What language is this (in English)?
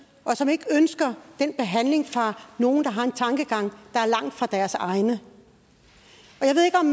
Danish